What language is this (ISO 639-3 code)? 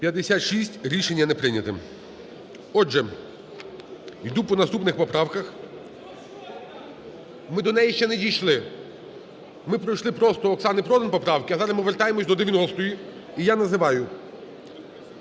ukr